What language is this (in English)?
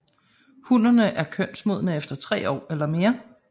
Danish